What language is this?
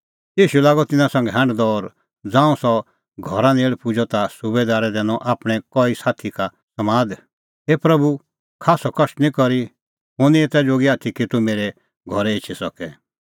Kullu Pahari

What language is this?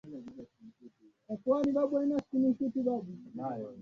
Swahili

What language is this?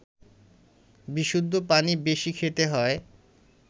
Bangla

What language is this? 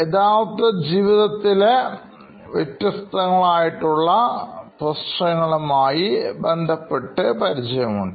Malayalam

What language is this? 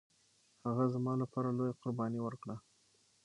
Pashto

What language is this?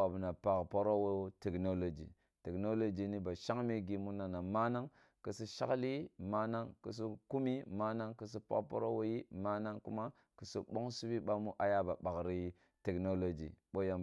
Kulung (Nigeria)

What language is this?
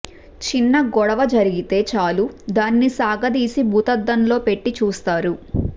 Telugu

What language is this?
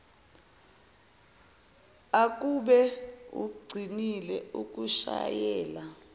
Zulu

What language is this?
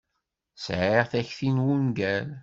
Kabyle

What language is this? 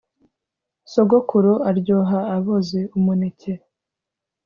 Kinyarwanda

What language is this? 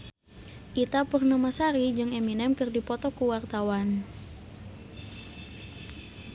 Sundanese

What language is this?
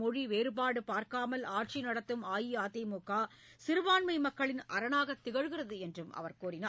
Tamil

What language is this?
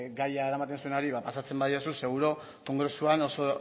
Basque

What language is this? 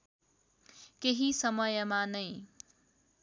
Nepali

